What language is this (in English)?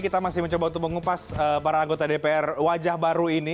Indonesian